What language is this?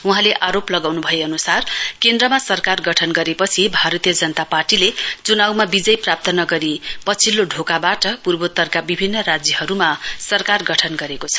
Nepali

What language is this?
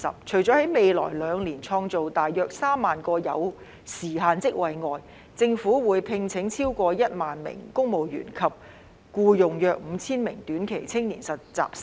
Cantonese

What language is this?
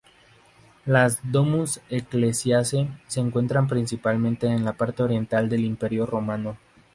Spanish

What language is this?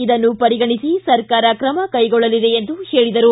Kannada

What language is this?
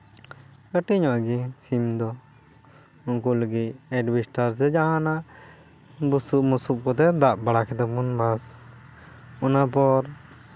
Santali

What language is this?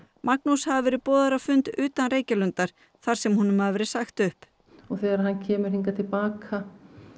Icelandic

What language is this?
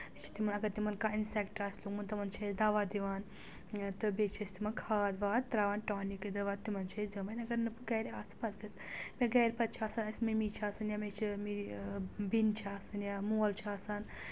Kashmiri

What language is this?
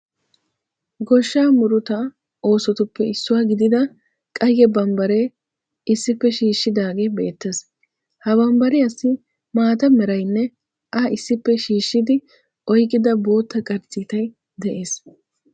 Wolaytta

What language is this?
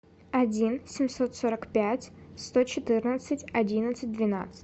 Russian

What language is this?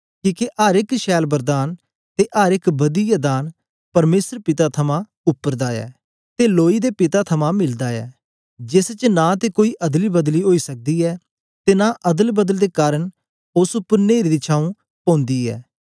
Dogri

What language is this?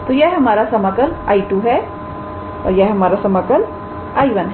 Hindi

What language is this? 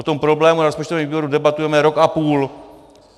Czech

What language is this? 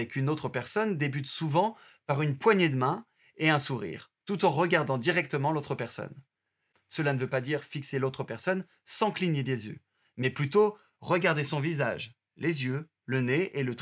French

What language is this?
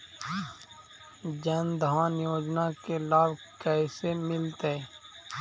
Magahi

